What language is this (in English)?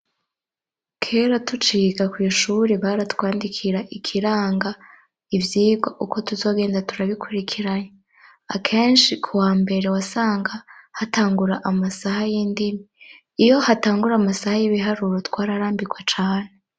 Rundi